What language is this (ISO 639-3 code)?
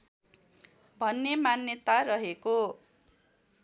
nep